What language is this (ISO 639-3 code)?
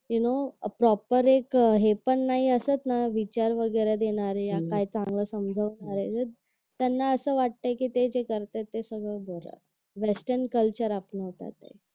mar